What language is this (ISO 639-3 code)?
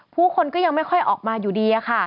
tha